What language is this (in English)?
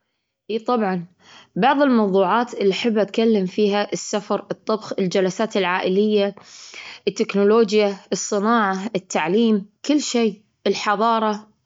Gulf Arabic